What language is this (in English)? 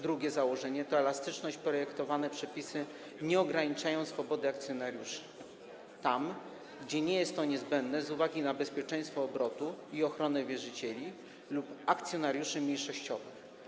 Polish